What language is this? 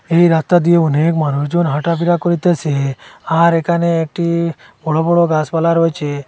Bangla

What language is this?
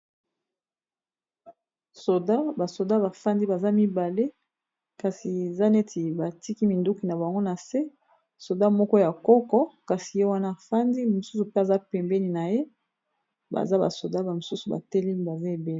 Lingala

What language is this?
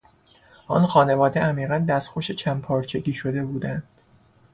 Persian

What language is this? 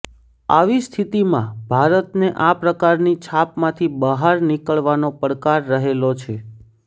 Gujarati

